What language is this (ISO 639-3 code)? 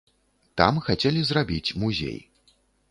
bel